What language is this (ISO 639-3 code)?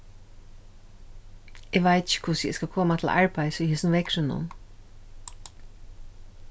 fao